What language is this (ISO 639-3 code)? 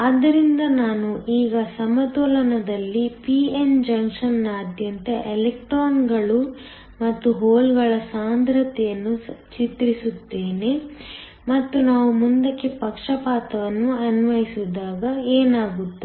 kan